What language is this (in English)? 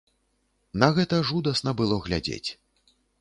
Belarusian